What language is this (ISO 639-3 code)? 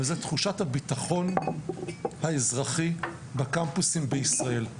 heb